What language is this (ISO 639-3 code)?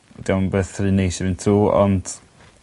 cym